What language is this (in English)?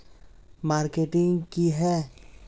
Magahi